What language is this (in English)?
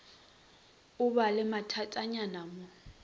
Northern Sotho